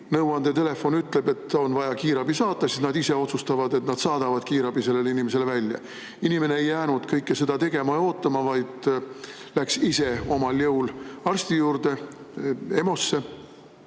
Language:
Estonian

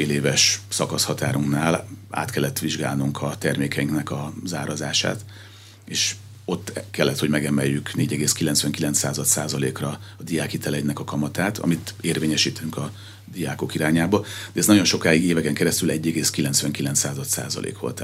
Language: Hungarian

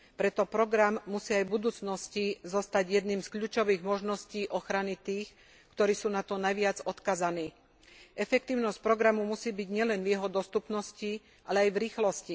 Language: Slovak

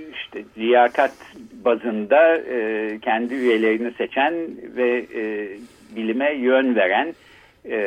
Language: Turkish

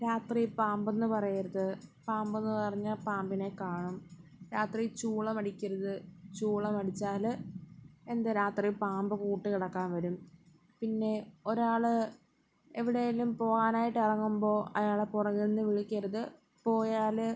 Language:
Malayalam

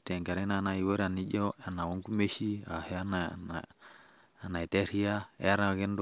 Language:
Masai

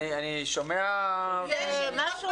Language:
Hebrew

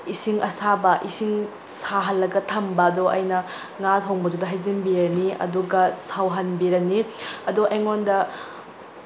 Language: Manipuri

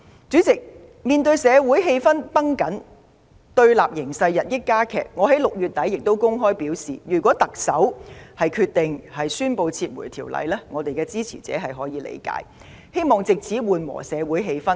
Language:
Cantonese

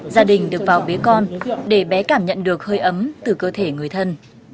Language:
Vietnamese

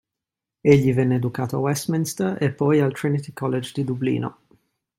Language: Italian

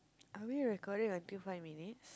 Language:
English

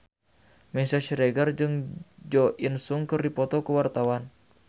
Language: Sundanese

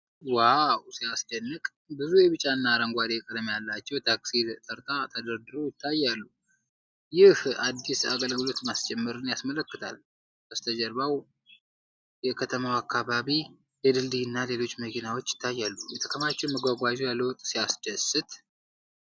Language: Amharic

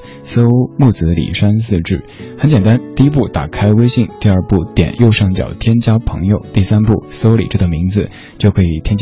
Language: Chinese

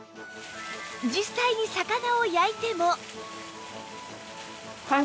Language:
Japanese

